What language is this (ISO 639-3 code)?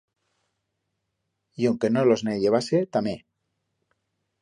arg